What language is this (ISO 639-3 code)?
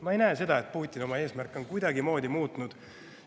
est